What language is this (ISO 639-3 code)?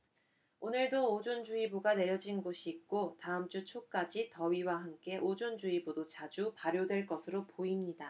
kor